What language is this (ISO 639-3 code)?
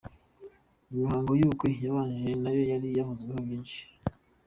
kin